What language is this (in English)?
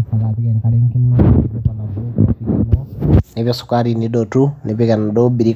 Masai